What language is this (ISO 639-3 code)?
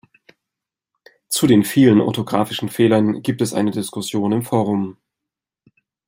deu